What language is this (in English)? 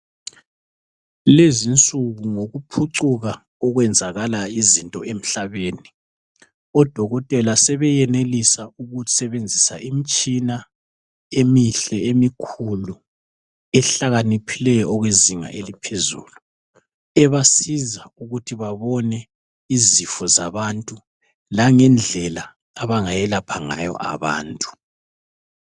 North Ndebele